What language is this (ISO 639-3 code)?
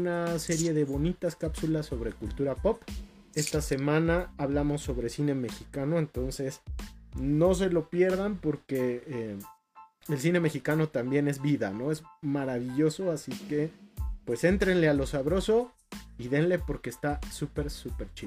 spa